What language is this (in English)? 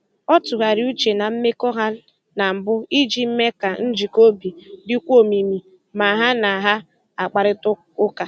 Igbo